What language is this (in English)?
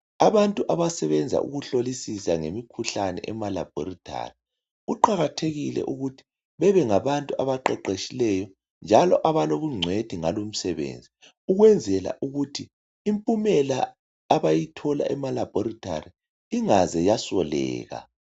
North Ndebele